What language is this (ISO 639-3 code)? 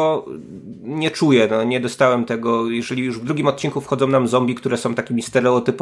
pol